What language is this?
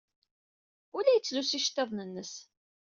Kabyle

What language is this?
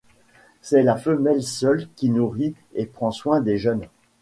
French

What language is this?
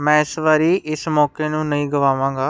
Punjabi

